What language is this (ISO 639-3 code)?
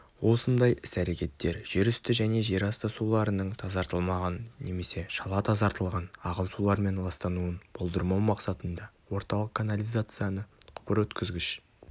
kaz